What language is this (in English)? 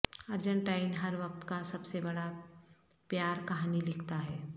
Urdu